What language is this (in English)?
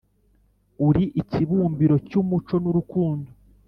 Kinyarwanda